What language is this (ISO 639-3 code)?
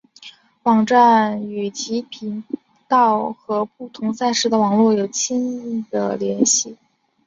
zho